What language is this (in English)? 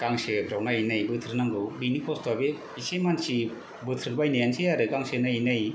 Bodo